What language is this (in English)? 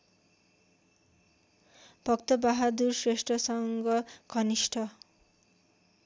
Nepali